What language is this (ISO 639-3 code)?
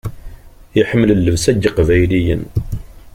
kab